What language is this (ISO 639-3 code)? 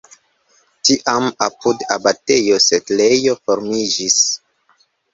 epo